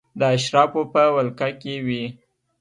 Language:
Pashto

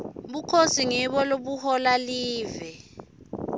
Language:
Swati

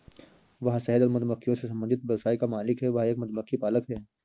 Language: Hindi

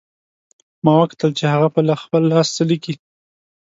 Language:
Pashto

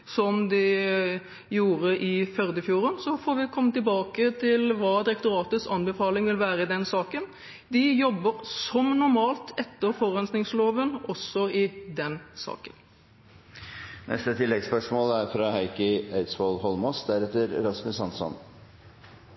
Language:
Norwegian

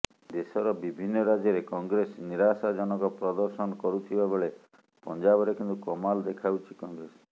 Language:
Odia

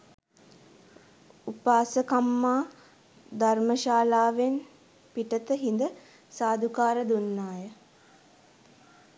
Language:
Sinhala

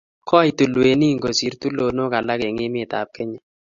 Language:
Kalenjin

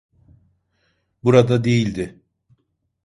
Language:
Turkish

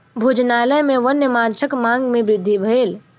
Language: Maithili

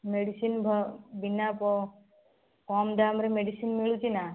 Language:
Odia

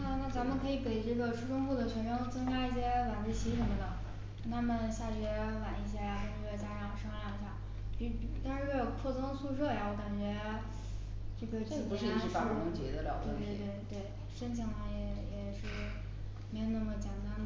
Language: Chinese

